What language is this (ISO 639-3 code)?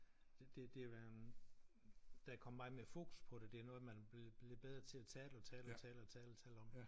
dan